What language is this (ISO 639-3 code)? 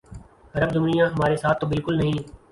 urd